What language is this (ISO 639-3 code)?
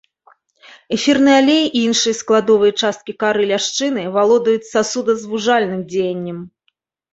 bel